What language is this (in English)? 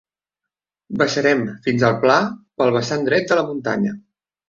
Catalan